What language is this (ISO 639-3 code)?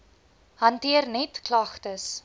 afr